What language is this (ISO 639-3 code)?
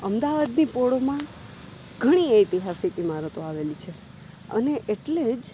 guj